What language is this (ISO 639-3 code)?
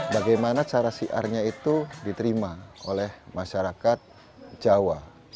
ind